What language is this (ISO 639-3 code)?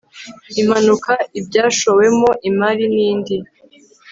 kin